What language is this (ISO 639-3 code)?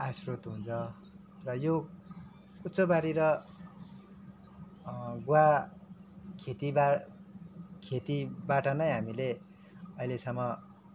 nep